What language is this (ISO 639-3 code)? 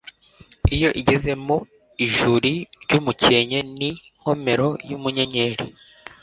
kin